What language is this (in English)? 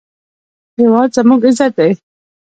Pashto